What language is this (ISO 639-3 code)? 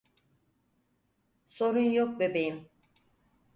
tur